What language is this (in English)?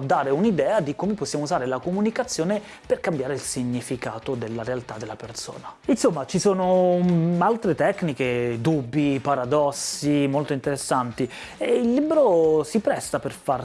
Italian